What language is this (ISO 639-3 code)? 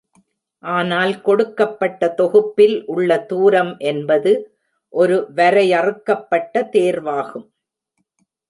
tam